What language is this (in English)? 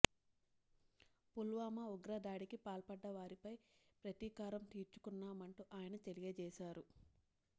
Telugu